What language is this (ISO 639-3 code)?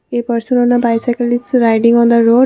eng